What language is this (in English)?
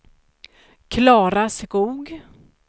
Swedish